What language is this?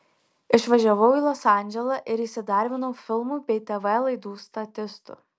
Lithuanian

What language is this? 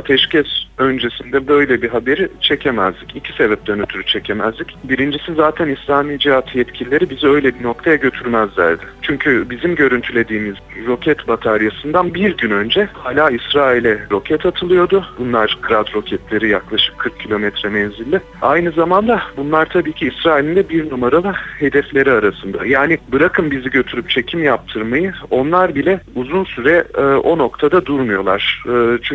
Turkish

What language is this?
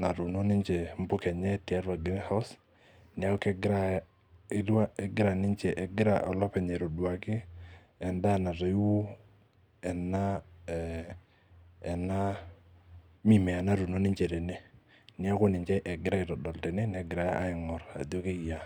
Masai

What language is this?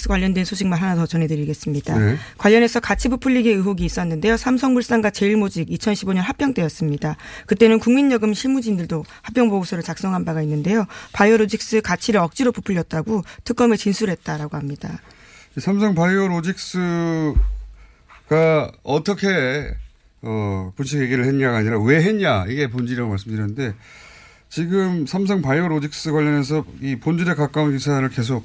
Korean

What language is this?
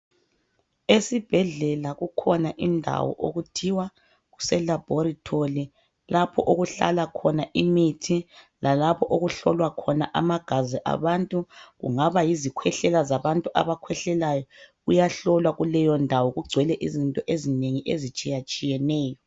North Ndebele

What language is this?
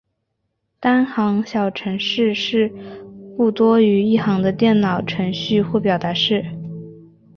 Chinese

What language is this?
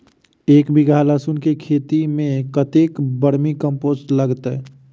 Maithili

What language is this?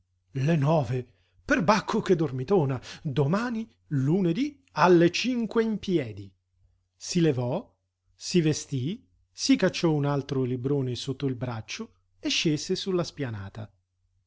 Italian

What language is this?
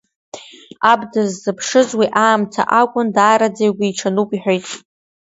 Abkhazian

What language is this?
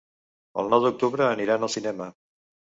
Catalan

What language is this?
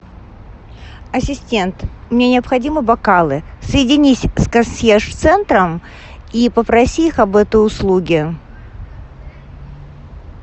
Russian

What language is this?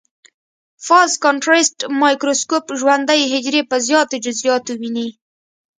Pashto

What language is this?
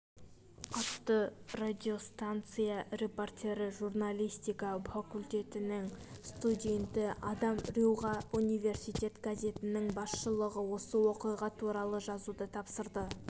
Kazakh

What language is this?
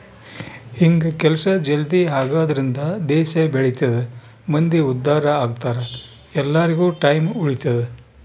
Kannada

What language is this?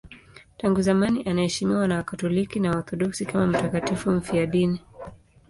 Swahili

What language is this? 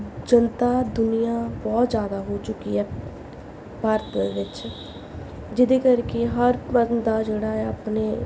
Punjabi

